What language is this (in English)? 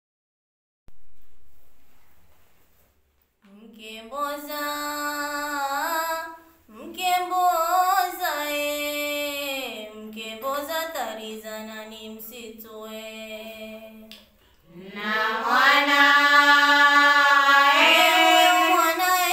Arabic